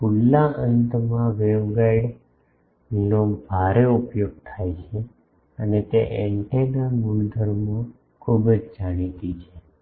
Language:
Gujarati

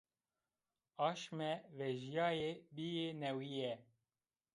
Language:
Zaza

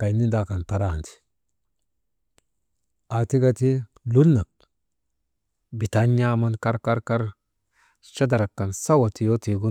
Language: Maba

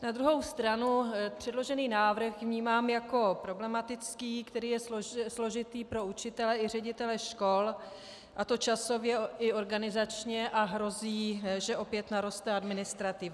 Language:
Czech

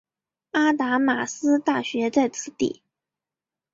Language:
Chinese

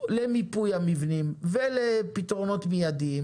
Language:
Hebrew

